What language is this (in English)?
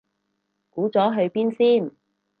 Cantonese